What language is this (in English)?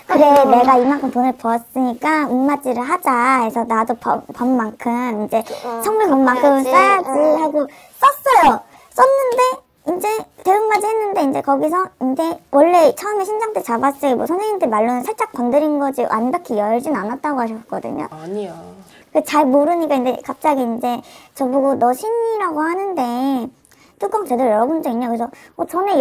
Korean